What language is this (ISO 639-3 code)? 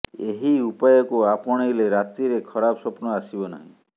ori